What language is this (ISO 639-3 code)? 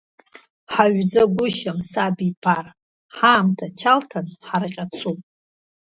abk